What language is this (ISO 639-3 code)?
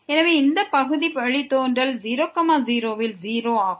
tam